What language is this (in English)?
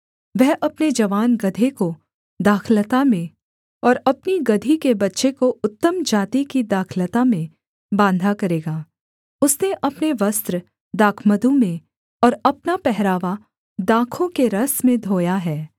Hindi